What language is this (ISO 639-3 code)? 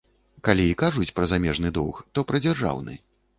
bel